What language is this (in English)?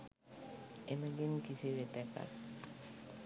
Sinhala